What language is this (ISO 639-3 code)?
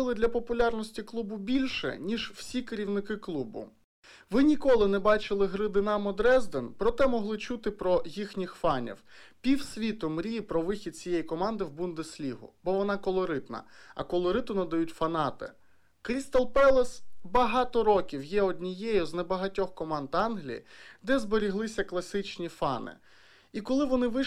ukr